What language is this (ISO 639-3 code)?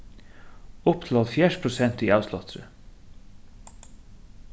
fao